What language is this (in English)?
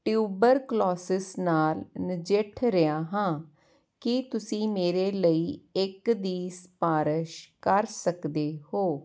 Punjabi